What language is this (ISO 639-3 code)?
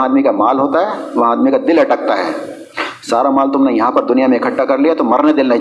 urd